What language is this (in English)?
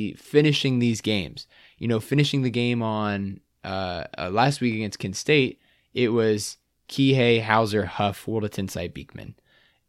English